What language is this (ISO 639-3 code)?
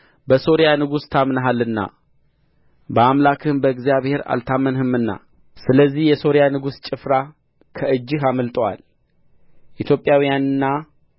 amh